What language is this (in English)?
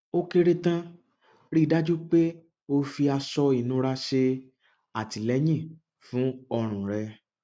Yoruba